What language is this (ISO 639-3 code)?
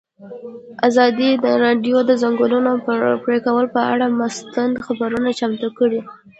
pus